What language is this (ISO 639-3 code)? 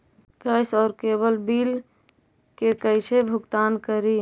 mag